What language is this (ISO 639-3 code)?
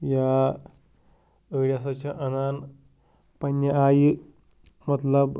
kas